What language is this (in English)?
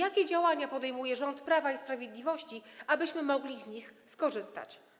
Polish